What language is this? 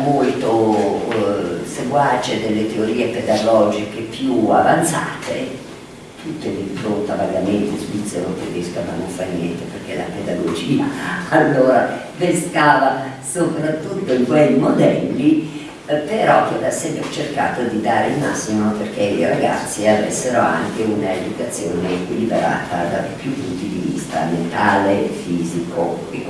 Italian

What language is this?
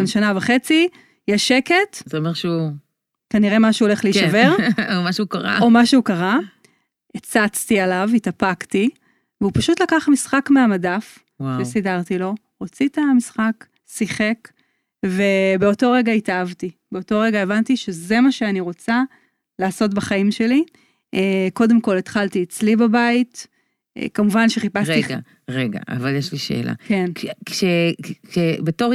Hebrew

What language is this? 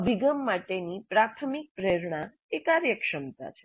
Gujarati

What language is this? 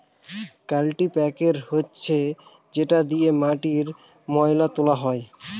Bangla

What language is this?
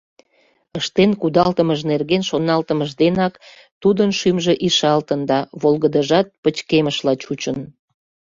Mari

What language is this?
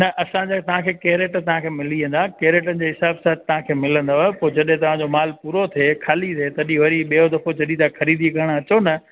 Sindhi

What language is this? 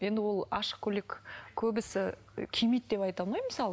Kazakh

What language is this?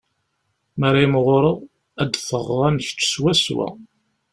Kabyle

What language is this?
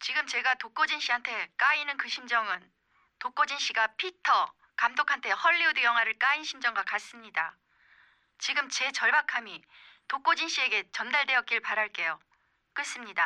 Korean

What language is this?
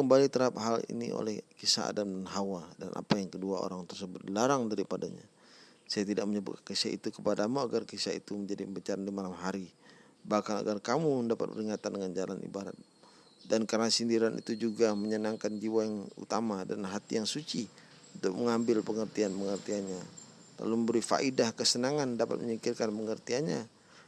Indonesian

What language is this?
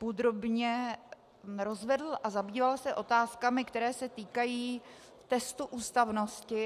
Czech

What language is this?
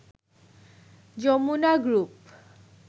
Bangla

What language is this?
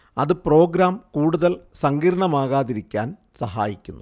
Malayalam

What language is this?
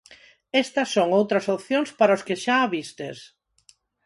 Galician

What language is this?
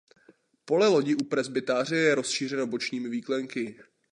Czech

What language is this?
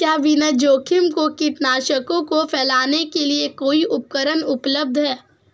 Hindi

